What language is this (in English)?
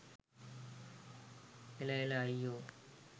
Sinhala